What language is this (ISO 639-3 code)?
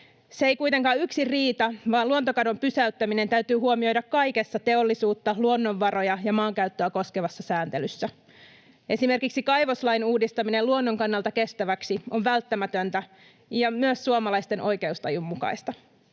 fin